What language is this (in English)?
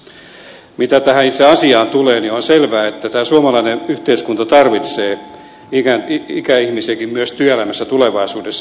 Finnish